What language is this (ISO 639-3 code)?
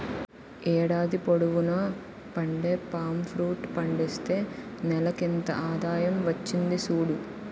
tel